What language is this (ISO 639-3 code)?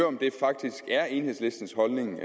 dan